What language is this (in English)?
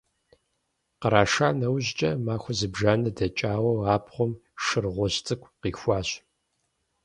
Kabardian